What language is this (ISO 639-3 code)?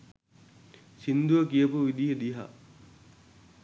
sin